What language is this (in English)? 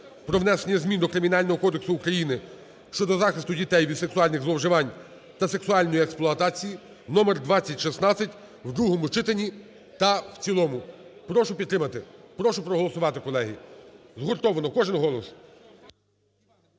Ukrainian